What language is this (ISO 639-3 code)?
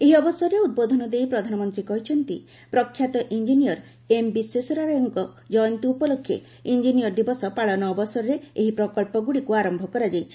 ori